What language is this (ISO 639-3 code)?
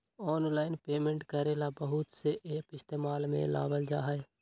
mag